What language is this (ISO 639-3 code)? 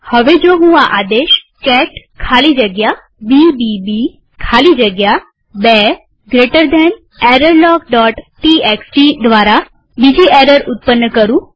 guj